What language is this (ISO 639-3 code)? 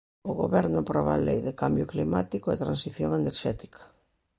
glg